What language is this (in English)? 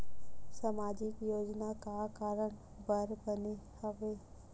Chhattisgarhi